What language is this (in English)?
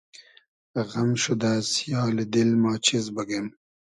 Hazaragi